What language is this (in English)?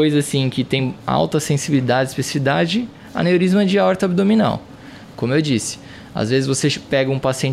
Portuguese